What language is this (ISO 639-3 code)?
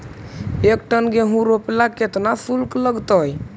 mag